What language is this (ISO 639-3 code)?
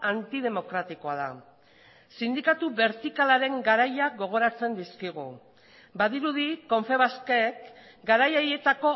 eus